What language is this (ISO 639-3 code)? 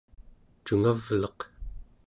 esu